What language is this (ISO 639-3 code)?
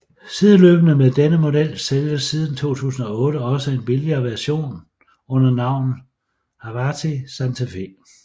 dan